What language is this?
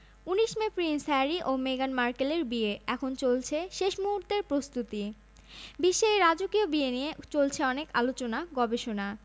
Bangla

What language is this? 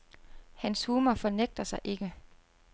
Danish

